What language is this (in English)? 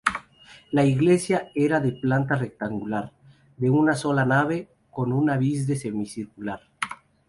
Spanish